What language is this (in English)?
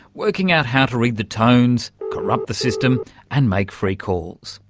English